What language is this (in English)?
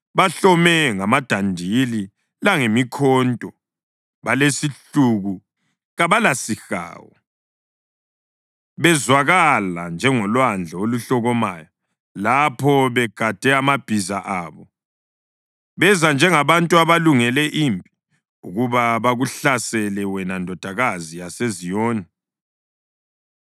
North Ndebele